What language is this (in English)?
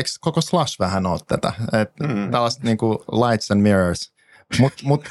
Finnish